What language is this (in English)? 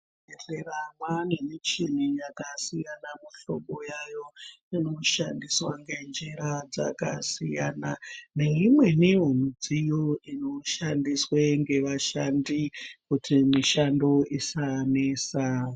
Ndau